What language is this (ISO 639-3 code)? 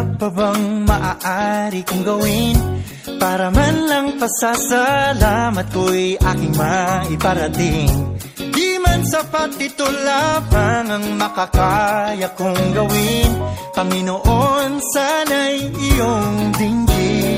fil